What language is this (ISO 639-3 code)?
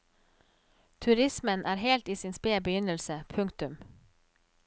nor